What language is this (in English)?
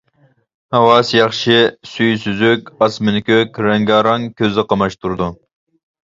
Uyghur